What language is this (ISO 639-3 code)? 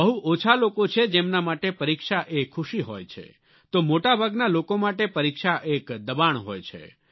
guj